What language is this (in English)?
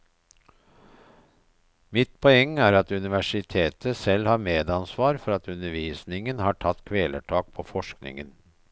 Norwegian